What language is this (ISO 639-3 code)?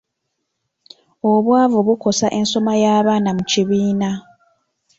lug